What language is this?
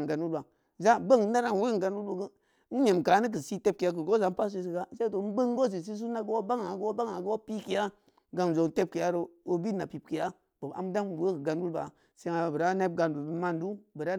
Samba Leko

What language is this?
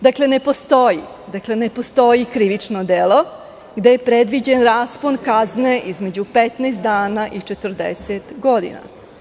Serbian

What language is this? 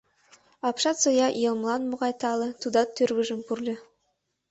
Mari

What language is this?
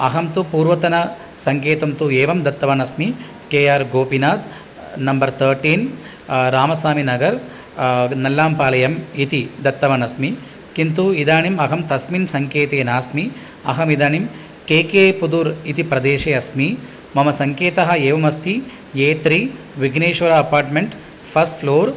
Sanskrit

